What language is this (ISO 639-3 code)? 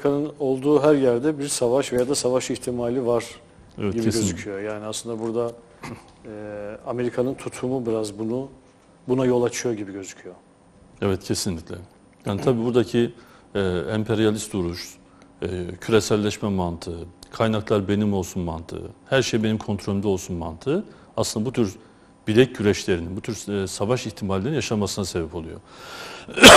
tur